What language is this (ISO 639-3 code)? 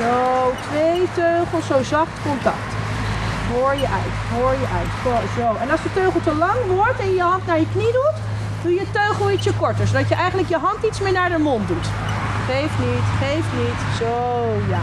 nld